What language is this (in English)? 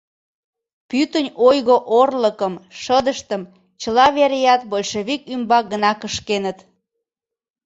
Mari